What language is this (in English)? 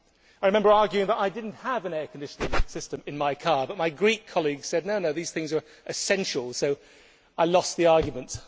English